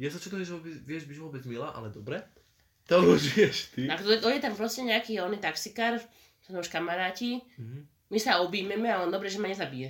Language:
Slovak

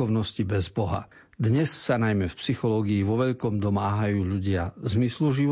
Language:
Slovak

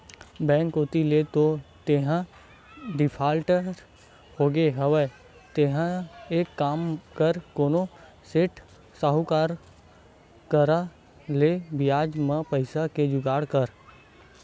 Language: Chhattisgarhi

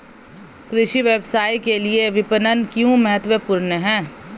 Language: Hindi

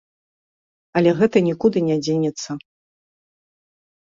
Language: Belarusian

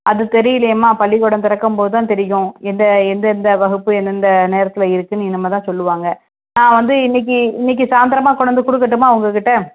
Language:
Tamil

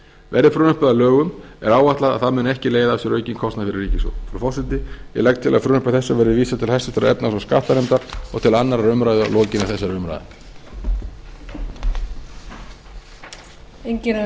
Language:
Icelandic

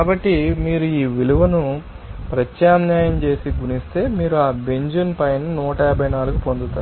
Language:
Telugu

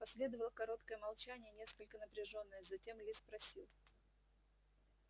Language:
Russian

